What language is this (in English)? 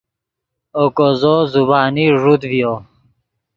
Yidgha